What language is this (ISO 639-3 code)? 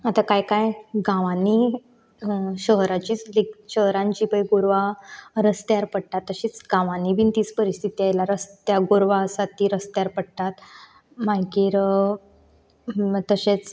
kok